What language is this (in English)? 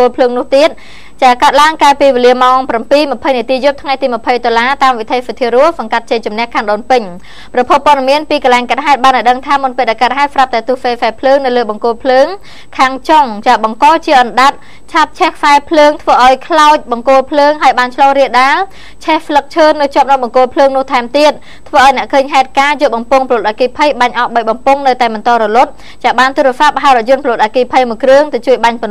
Thai